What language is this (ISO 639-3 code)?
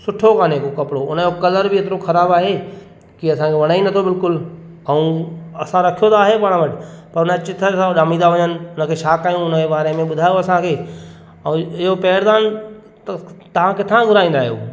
snd